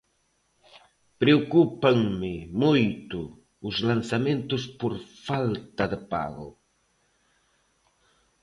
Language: Galician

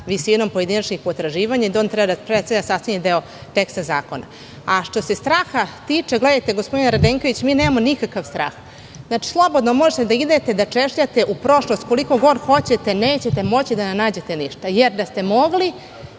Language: Serbian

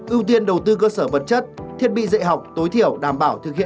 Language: Vietnamese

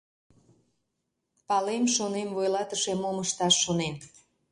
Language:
Mari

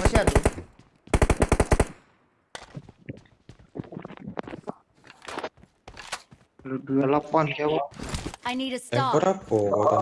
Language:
Indonesian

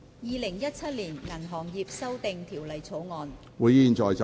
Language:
Cantonese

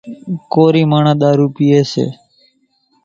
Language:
Kachi Koli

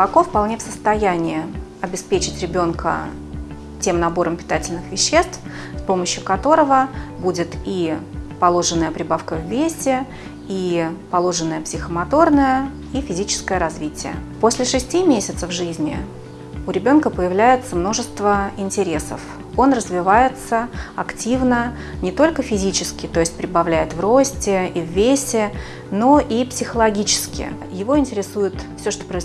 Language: Russian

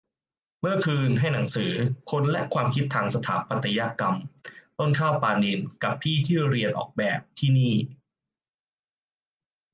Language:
Thai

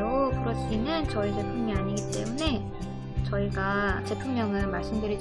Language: Korean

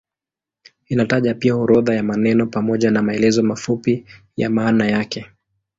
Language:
Swahili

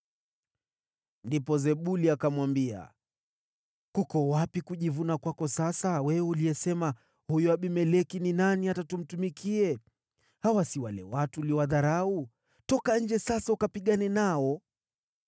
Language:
Swahili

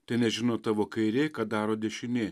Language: Lithuanian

